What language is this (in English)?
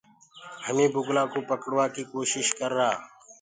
Gurgula